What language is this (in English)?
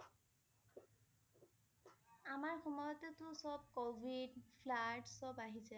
Assamese